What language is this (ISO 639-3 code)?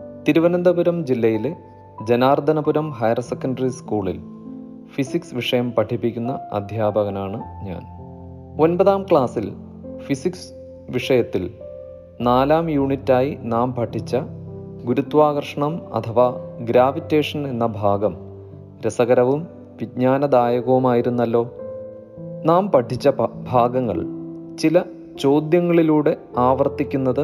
mal